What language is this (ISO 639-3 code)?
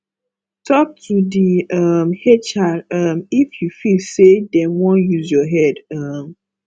pcm